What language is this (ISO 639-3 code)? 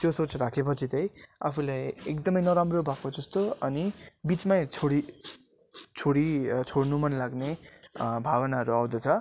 nep